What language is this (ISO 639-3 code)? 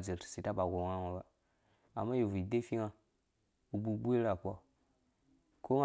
ldb